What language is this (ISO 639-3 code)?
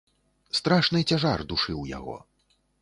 bel